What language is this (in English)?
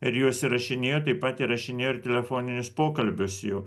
Lithuanian